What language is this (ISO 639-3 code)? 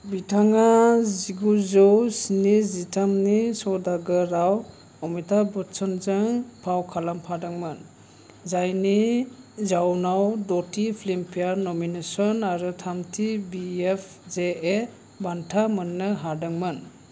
brx